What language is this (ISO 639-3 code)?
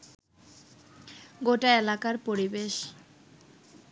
ben